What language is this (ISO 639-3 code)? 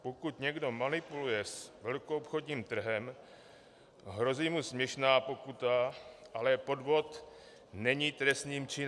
ces